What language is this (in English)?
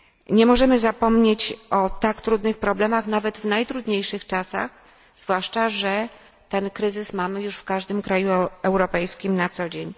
Polish